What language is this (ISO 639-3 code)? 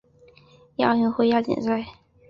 zho